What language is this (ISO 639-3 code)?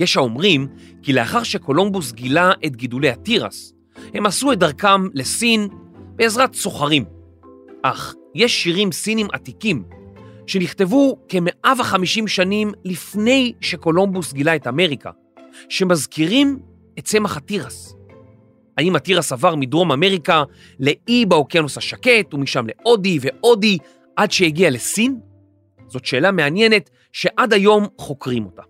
heb